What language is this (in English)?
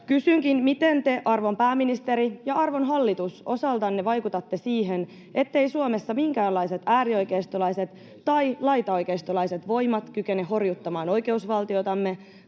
Finnish